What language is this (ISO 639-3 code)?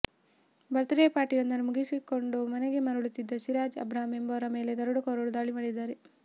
kan